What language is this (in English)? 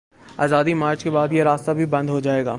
Urdu